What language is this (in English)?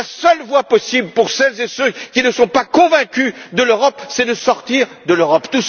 French